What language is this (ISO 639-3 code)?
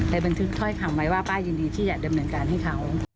tha